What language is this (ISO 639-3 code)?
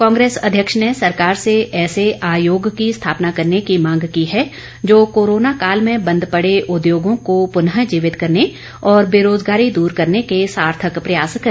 hin